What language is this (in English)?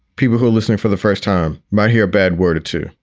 English